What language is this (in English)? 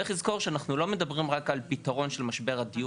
Hebrew